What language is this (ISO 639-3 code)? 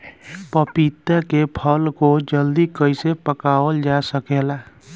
bho